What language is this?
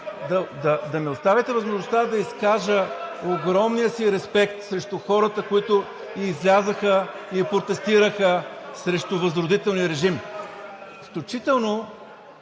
Bulgarian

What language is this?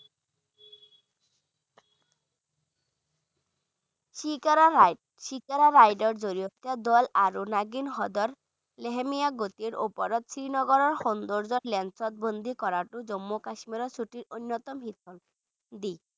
Bangla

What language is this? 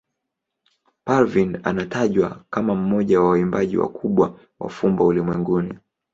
Swahili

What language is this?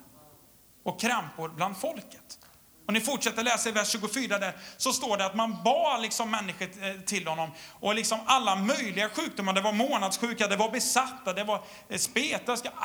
Swedish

